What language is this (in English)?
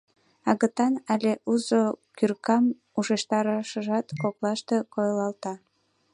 Mari